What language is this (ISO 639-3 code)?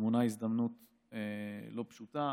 heb